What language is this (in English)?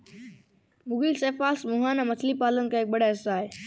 Hindi